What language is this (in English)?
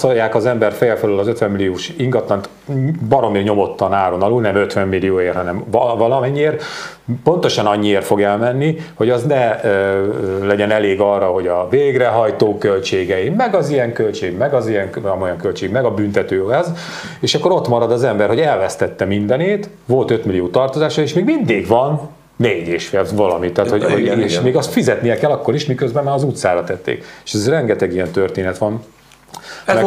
Hungarian